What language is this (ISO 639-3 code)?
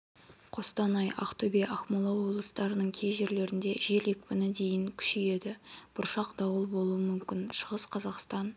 kaz